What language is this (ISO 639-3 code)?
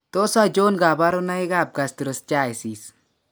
kln